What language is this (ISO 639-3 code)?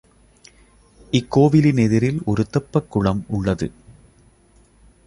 tam